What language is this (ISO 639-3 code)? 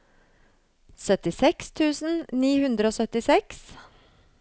nor